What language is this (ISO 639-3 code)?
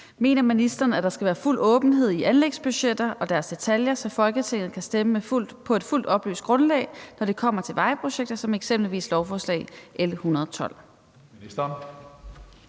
dan